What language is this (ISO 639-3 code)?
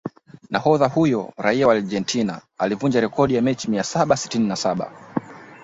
swa